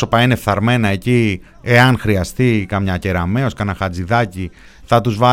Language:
Greek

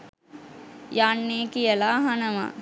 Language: Sinhala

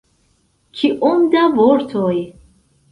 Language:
Esperanto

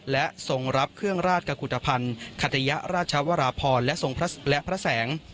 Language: Thai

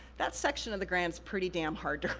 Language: English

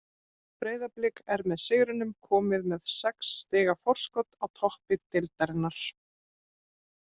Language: Icelandic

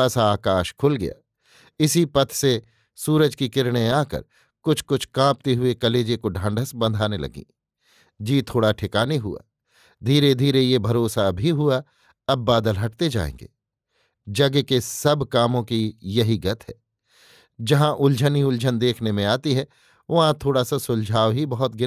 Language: Hindi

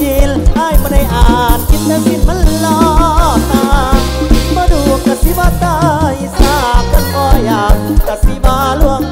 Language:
Thai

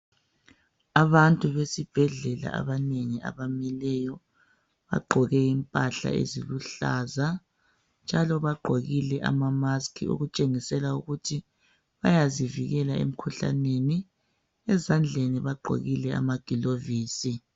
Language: North Ndebele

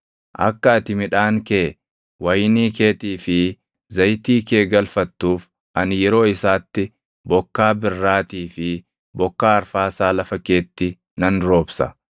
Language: Oromo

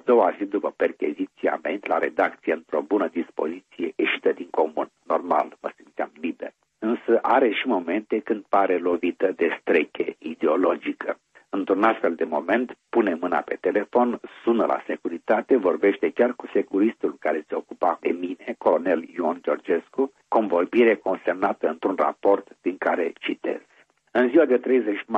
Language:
Romanian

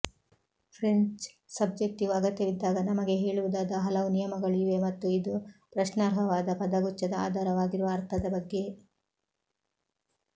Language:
Kannada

